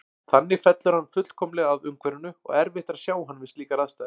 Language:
Icelandic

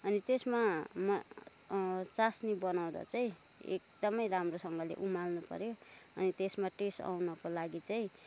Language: Nepali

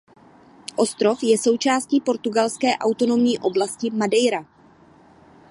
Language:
Czech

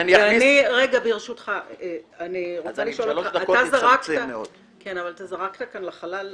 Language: Hebrew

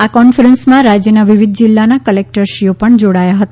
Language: Gujarati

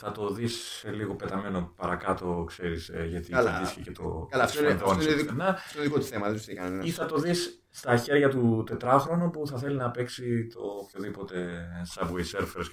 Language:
Greek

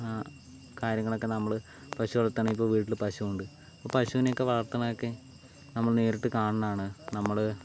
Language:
Malayalam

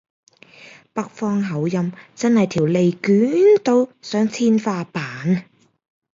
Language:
Cantonese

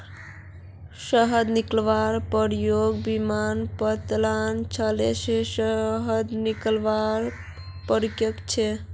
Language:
Magahi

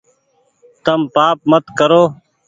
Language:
Goaria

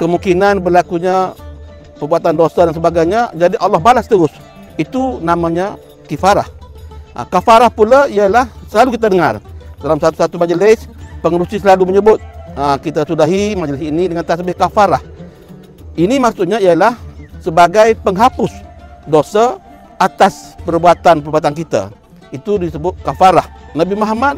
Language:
Malay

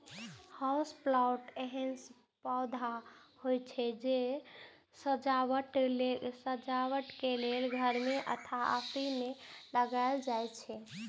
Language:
Maithili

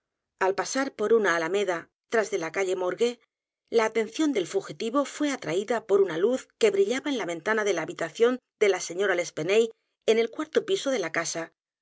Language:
Spanish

